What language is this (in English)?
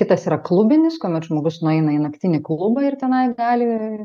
Lithuanian